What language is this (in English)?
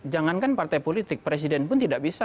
Indonesian